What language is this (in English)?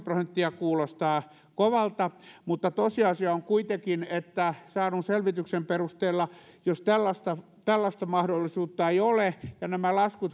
Finnish